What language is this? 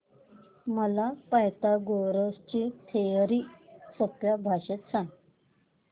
Marathi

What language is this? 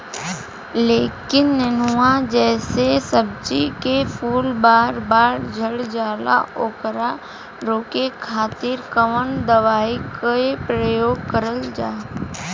Bhojpuri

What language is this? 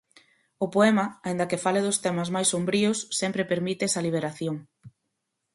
Galician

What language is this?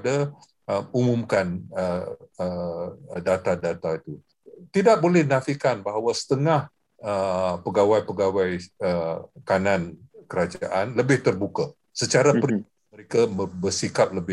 Malay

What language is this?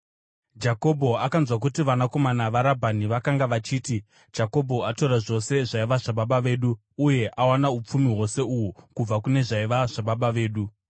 Shona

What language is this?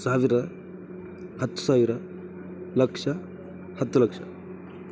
Kannada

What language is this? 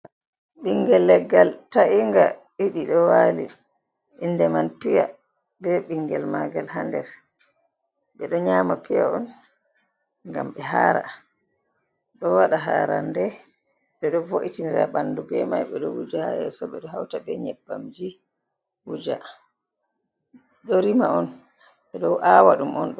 Fula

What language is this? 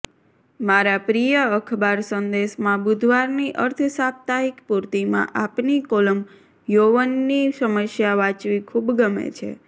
Gujarati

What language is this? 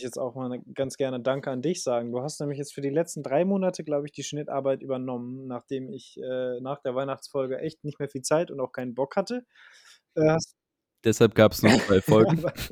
German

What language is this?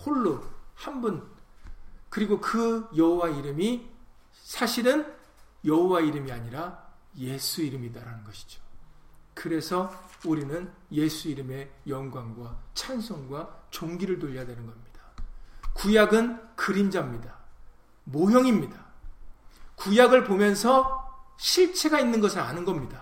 Korean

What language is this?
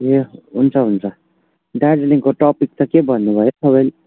Nepali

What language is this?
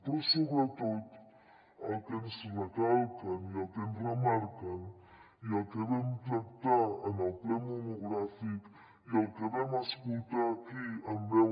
Catalan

